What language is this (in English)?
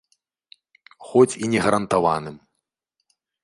Belarusian